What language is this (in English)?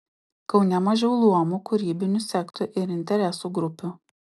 Lithuanian